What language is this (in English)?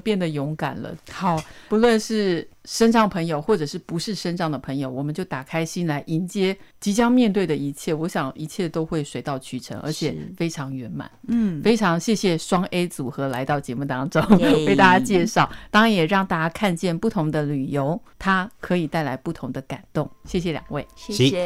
Chinese